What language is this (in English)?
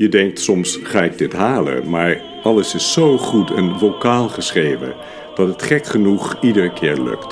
Dutch